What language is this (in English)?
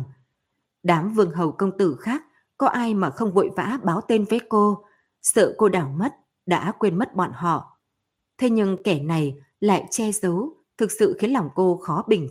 Vietnamese